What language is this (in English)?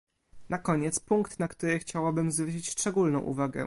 Polish